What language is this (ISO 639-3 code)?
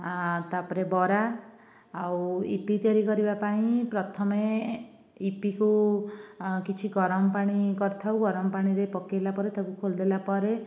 ori